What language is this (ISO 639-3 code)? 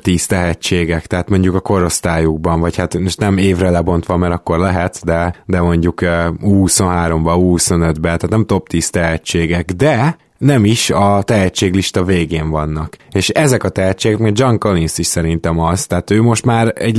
hun